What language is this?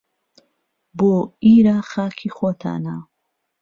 Central Kurdish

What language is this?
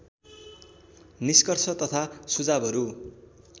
Nepali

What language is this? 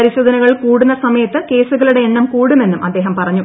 Malayalam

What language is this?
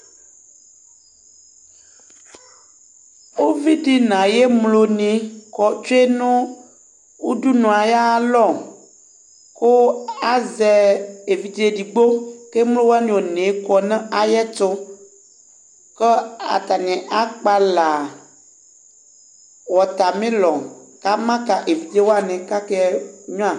Ikposo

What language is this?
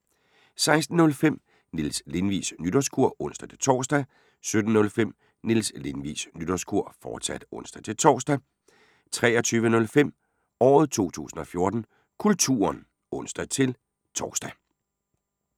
Danish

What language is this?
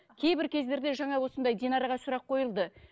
Kazakh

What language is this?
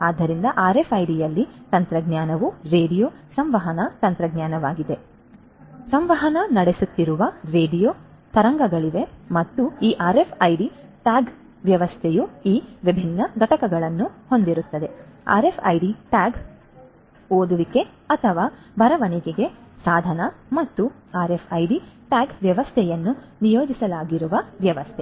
Kannada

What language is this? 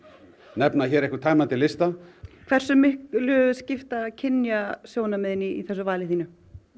Icelandic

